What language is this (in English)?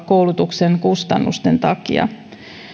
Finnish